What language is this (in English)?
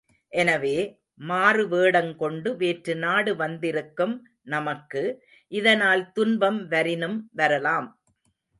Tamil